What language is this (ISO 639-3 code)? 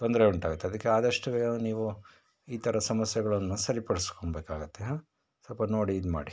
kan